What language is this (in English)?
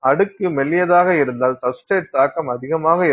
Tamil